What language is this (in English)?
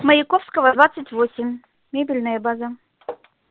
Russian